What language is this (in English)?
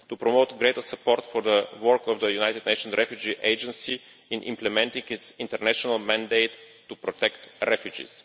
English